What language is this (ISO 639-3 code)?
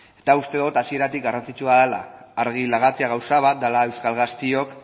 eus